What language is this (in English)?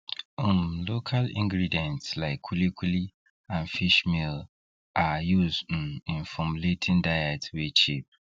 Nigerian Pidgin